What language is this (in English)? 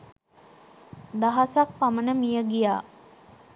Sinhala